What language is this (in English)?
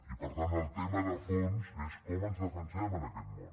Catalan